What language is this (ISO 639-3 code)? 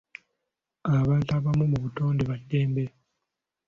lug